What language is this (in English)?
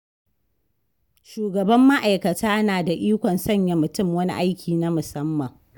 Hausa